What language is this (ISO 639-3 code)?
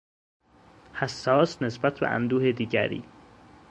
fas